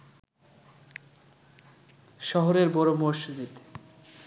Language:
Bangla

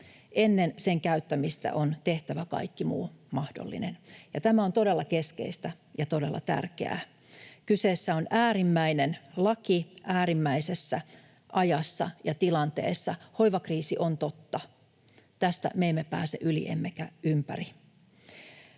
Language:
Finnish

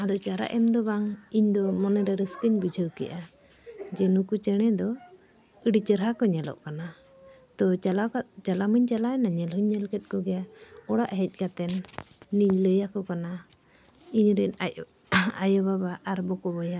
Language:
Santali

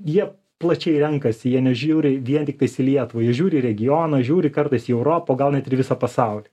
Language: Lithuanian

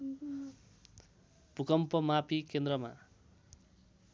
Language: Nepali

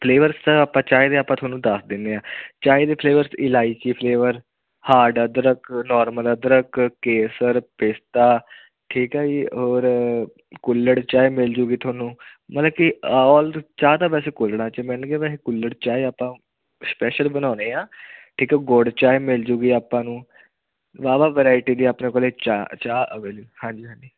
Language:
Punjabi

